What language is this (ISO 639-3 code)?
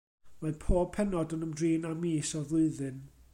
cym